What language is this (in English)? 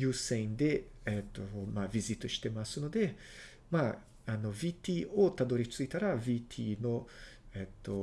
Japanese